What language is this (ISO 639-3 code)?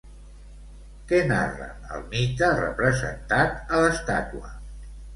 cat